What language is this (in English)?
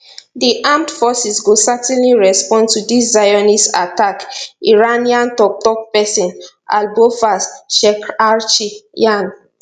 Nigerian Pidgin